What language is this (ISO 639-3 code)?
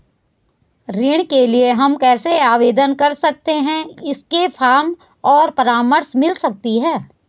hin